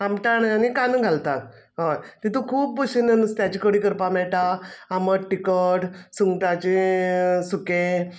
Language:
Konkani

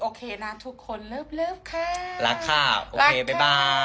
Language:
Thai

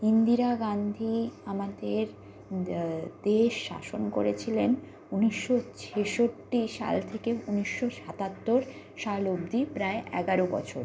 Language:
Bangla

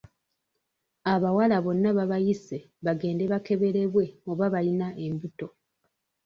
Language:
Ganda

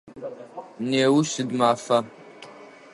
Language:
Adyghe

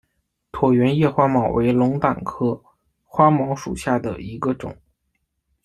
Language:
Chinese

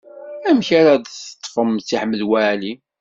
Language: Kabyle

